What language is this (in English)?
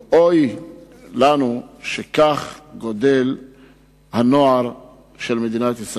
Hebrew